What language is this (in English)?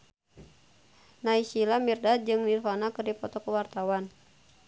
Sundanese